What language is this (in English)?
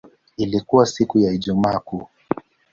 Swahili